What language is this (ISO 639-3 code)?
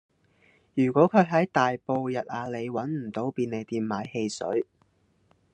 yue